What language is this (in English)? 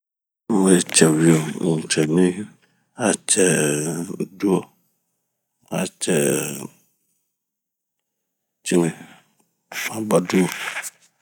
Bomu